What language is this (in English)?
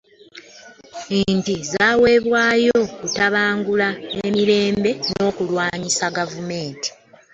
Ganda